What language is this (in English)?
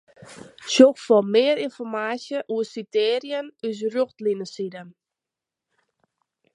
Western Frisian